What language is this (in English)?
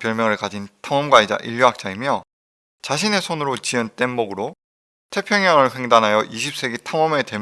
Korean